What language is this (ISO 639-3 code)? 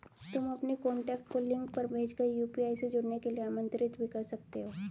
hin